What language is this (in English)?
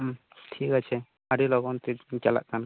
Santali